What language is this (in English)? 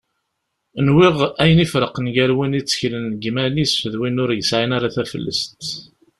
Kabyle